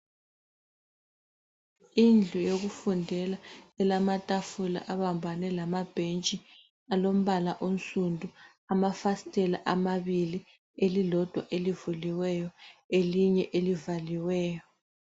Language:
North Ndebele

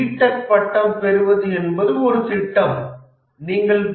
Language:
Tamil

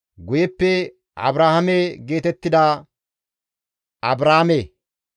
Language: Gamo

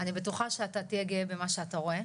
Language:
Hebrew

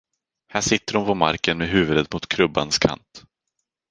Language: Swedish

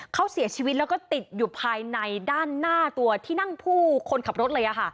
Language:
Thai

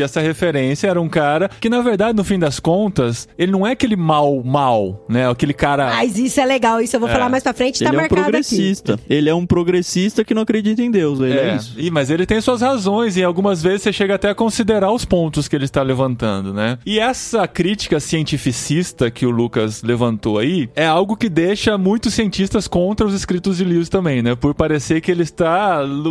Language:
Portuguese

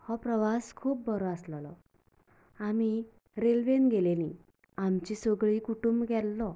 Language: Konkani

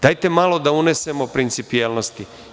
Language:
Serbian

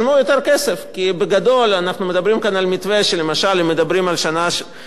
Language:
Hebrew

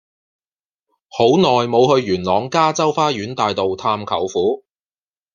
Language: Cantonese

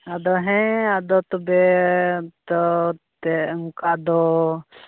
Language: Santali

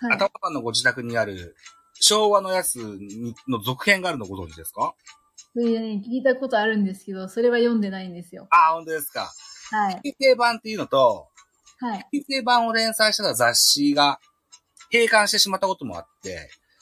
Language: Japanese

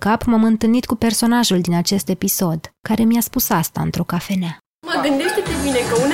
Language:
Romanian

